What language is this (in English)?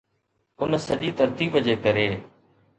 Sindhi